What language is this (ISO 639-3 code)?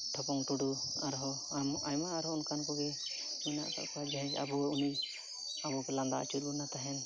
sat